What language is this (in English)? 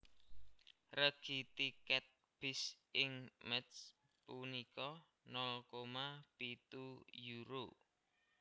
Javanese